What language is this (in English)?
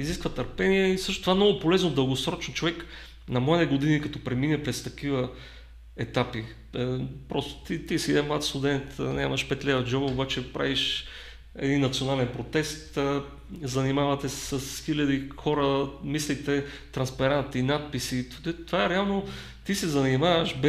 Bulgarian